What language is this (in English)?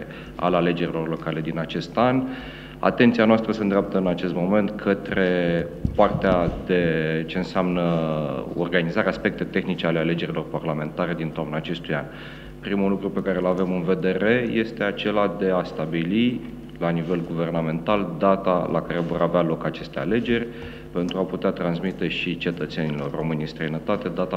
Romanian